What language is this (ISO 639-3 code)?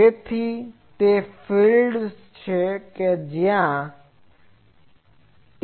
guj